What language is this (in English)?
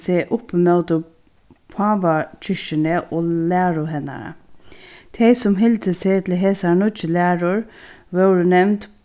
Faroese